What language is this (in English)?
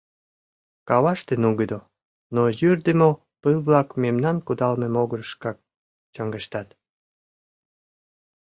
Mari